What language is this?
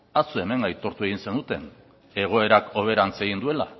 Basque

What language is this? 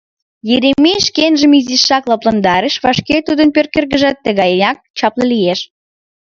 Mari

